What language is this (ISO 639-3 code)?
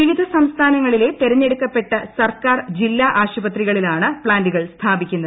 mal